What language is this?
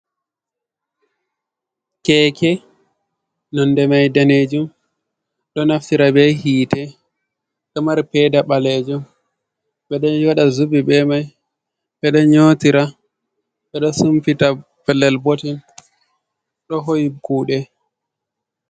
Fula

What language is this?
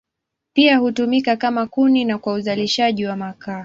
Swahili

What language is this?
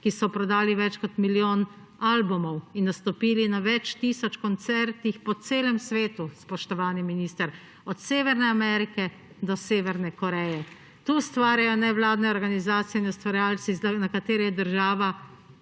Slovenian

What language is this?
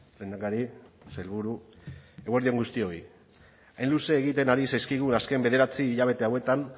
Basque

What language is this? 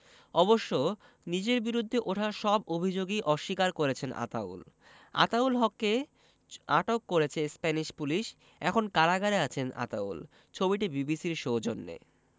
Bangla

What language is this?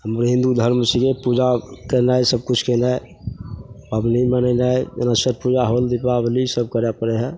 Maithili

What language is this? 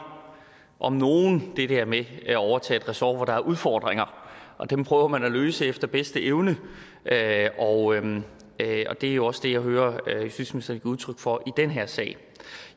Danish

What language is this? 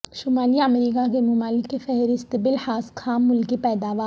Urdu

